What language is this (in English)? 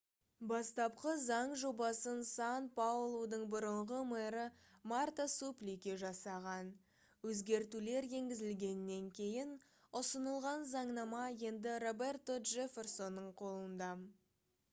Kazakh